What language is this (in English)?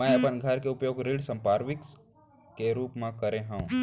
Chhattisgarhi